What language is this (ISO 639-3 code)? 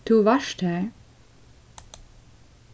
fao